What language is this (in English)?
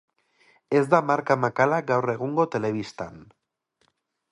Basque